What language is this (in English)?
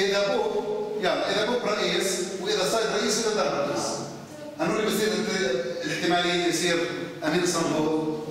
Arabic